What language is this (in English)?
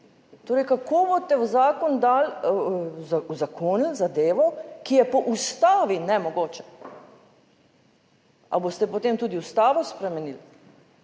Slovenian